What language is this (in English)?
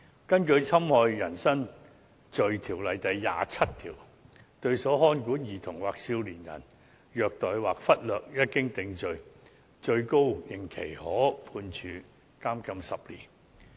Cantonese